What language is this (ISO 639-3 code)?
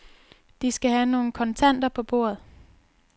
dan